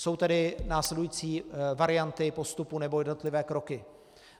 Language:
Czech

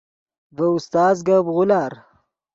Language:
Yidgha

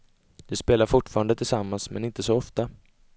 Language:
Swedish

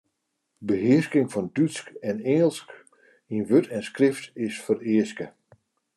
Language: Western Frisian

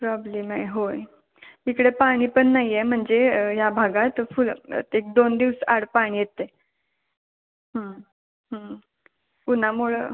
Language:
Marathi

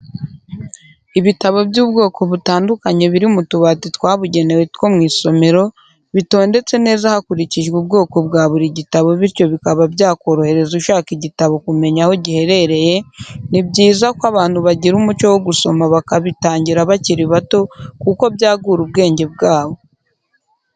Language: Kinyarwanda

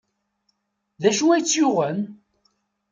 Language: Kabyle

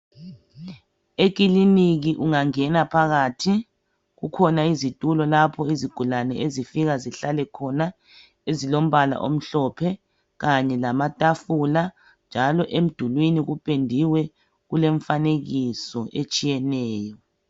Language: North Ndebele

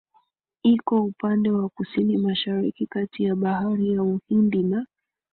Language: Swahili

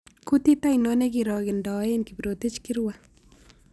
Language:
Kalenjin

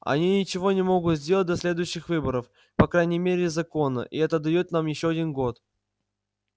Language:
Russian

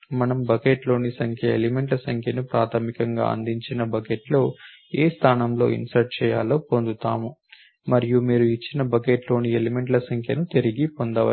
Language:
Telugu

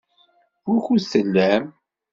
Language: Kabyle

